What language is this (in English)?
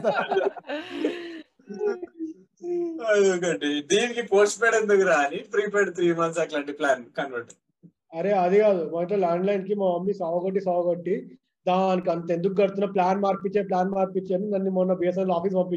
Telugu